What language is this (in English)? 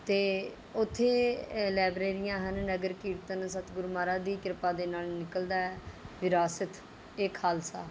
Punjabi